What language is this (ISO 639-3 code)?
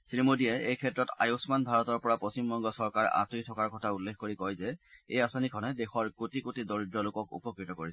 asm